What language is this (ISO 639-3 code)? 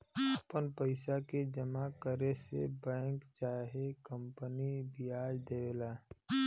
bho